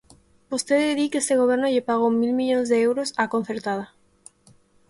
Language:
Galician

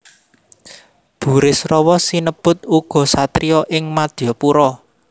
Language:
Javanese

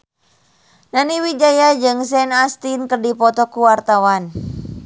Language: Sundanese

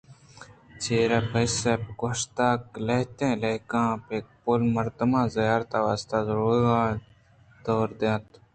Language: Eastern Balochi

